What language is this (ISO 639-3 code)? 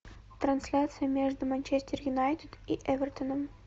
rus